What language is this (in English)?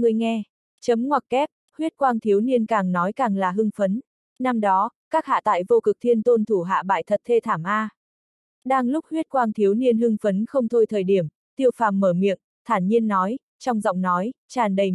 Vietnamese